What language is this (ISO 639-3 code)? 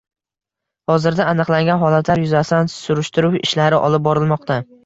uzb